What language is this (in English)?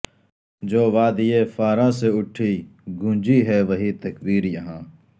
Urdu